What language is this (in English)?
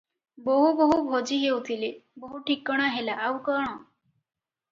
Odia